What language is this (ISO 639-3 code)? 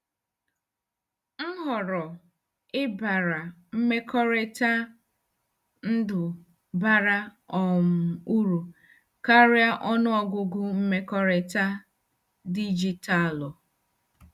ibo